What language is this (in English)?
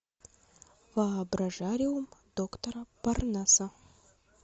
Russian